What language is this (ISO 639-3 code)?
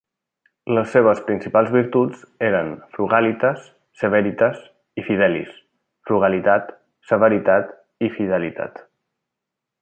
cat